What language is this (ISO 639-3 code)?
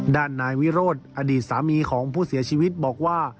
tha